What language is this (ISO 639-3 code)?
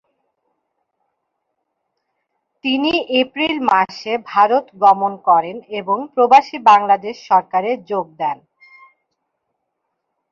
ben